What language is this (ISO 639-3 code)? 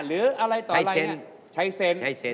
tha